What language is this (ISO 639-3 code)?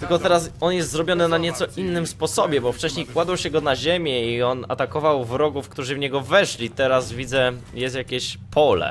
pol